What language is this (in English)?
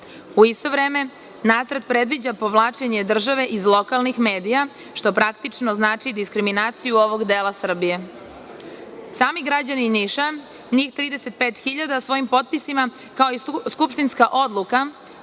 Serbian